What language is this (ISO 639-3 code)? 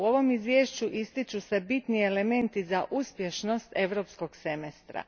hrv